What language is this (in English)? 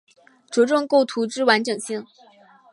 Chinese